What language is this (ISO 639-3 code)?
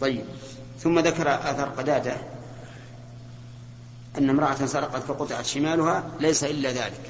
ara